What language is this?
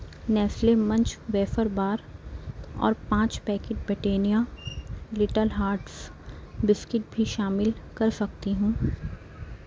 Urdu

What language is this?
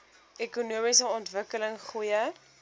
Afrikaans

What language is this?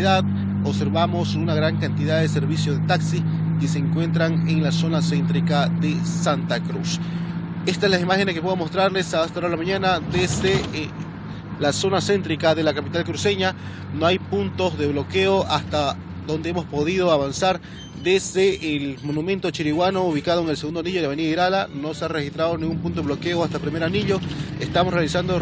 Spanish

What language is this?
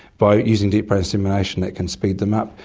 English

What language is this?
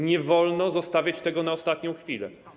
Polish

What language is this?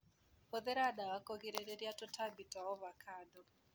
Kikuyu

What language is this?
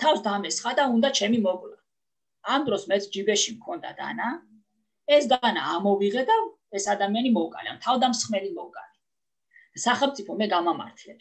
Italian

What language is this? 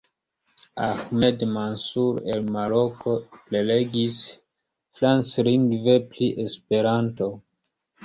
Esperanto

